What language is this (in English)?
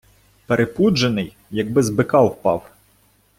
Ukrainian